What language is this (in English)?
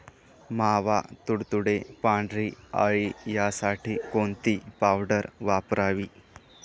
Marathi